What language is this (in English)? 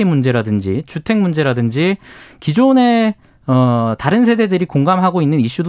Korean